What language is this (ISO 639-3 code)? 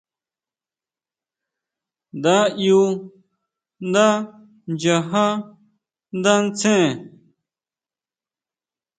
mau